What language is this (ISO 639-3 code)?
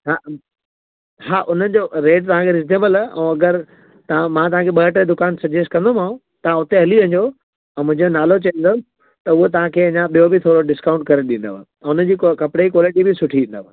snd